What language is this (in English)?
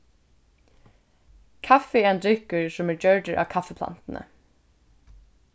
Faroese